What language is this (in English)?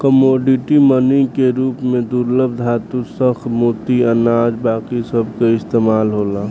Bhojpuri